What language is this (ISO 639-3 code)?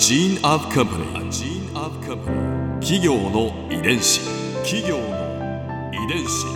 jpn